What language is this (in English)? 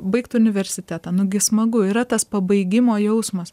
Lithuanian